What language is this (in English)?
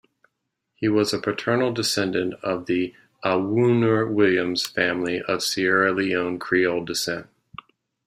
English